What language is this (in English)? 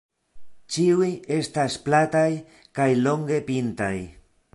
Esperanto